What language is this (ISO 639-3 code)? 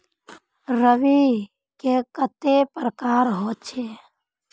mag